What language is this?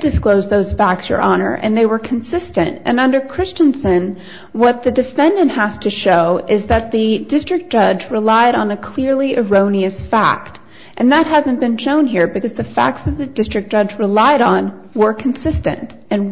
English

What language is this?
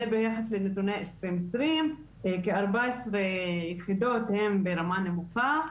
Hebrew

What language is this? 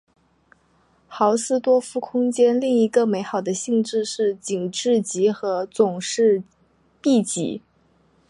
Chinese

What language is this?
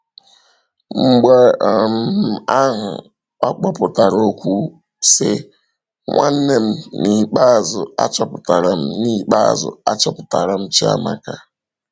Igbo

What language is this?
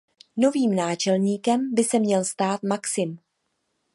Czech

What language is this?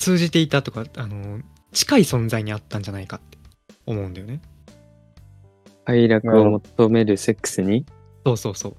Japanese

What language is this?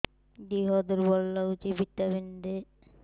Odia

